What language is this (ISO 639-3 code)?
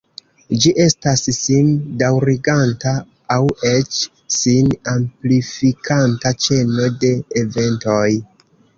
epo